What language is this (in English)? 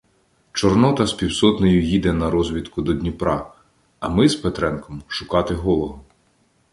Ukrainian